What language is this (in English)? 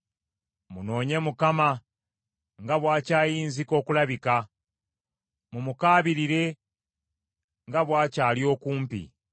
Ganda